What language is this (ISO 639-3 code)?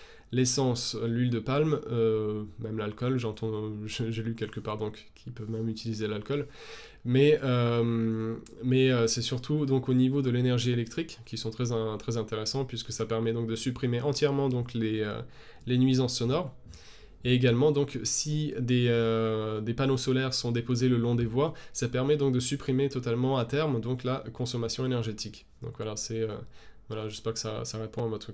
fra